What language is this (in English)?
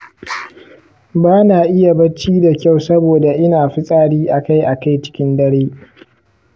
Hausa